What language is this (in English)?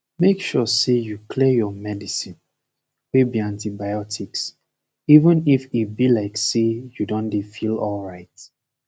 Nigerian Pidgin